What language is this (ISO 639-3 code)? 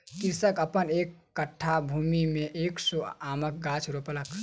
mai